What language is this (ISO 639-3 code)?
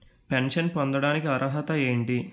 tel